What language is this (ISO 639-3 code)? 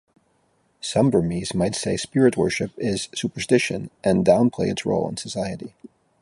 eng